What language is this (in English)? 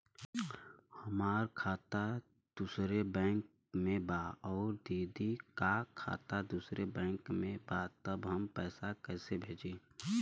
Bhojpuri